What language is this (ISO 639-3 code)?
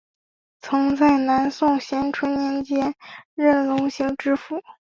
zho